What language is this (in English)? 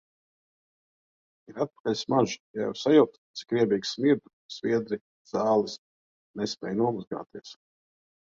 Latvian